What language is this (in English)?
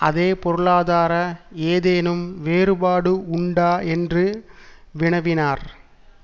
Tamil